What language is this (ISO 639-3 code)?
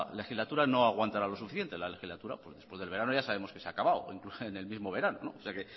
spa